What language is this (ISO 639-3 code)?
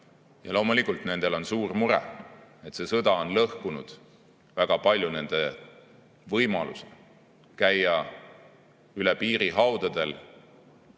est